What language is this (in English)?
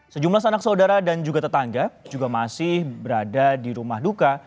Indonesian